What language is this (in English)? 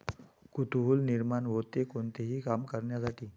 Marathi